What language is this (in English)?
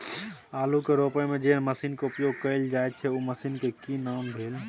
Maithili